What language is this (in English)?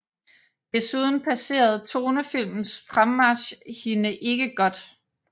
Danish